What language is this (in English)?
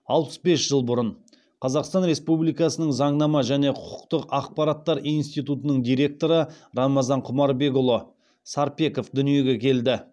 Kazakh